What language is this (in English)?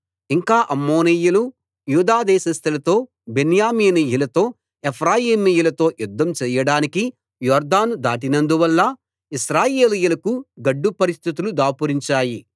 Telugu